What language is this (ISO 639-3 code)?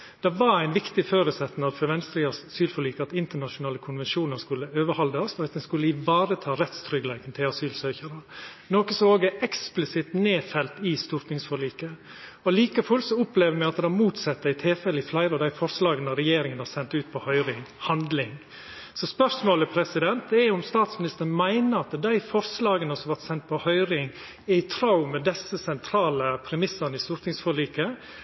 nno